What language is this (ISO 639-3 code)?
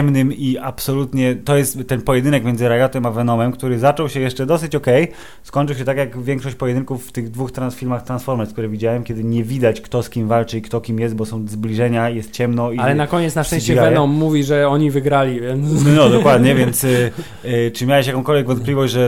pol